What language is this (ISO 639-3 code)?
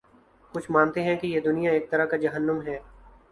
urd